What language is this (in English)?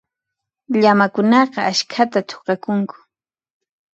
Puno Quechua